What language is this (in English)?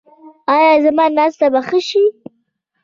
Pashto